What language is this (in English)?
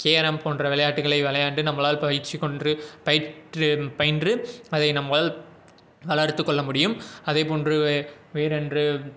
Tamil